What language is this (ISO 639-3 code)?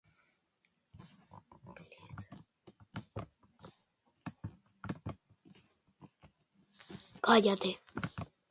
eus